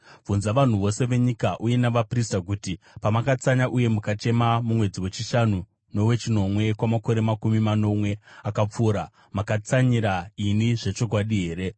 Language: Shona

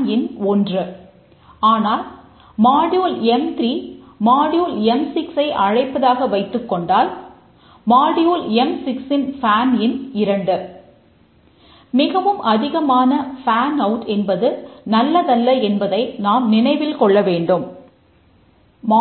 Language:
Tamil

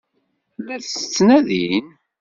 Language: Kabyle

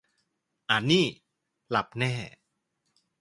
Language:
Thai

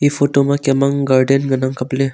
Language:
Wancho Naga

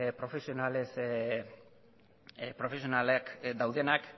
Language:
Basque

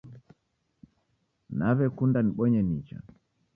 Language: Taita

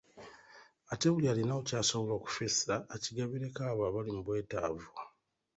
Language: Ganda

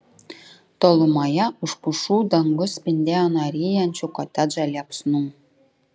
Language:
Lithuanian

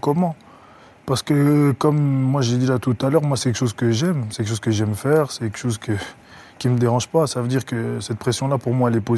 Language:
French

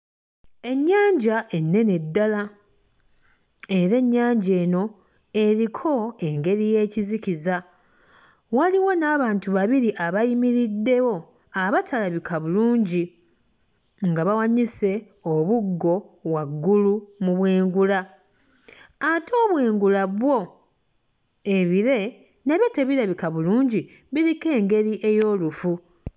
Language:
Ganda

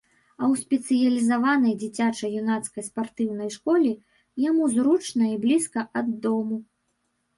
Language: Belarusian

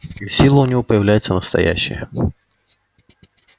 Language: Russian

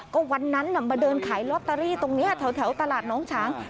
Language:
Thai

